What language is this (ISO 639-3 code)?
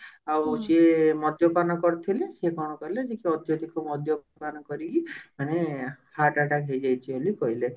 ori